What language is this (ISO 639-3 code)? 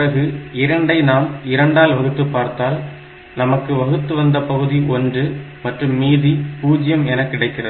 tam